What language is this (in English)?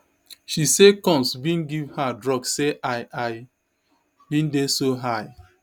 Nigerian Pidgin